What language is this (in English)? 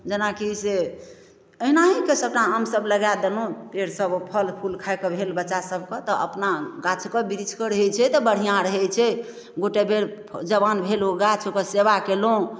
Maithili